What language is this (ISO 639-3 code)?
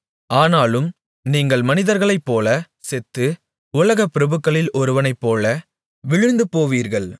tam